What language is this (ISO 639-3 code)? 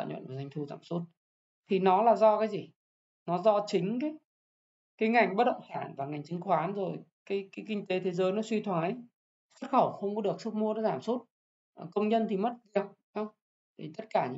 vie